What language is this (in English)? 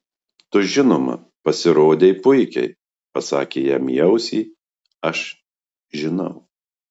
Lithuanian